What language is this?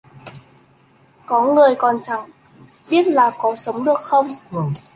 Vietnamese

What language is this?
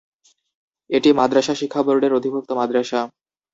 Bangla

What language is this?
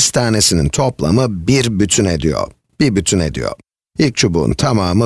Turkish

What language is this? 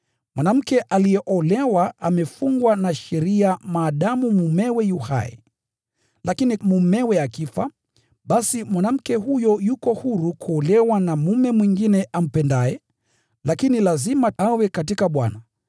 Swahili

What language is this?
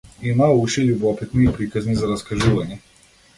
Macedonian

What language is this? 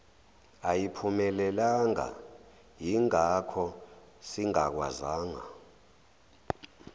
Zulu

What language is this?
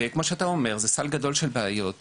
Hebrew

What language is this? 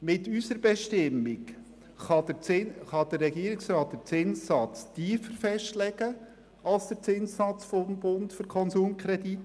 Swiss German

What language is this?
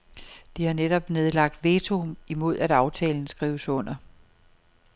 Danish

